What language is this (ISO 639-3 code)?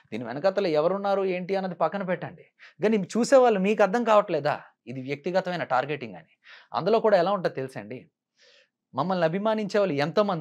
tel